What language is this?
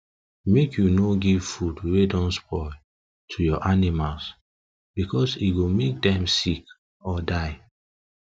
Nigerian Pidgin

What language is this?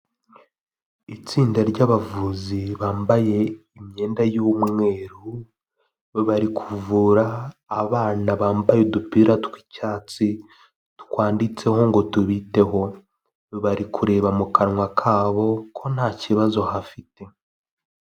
Kinyarwanda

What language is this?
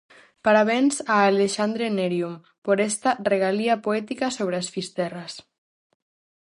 Galician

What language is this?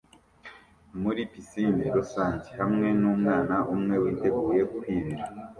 Kinyarwanda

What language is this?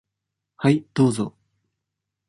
Japanese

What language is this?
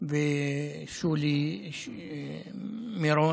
Hebrew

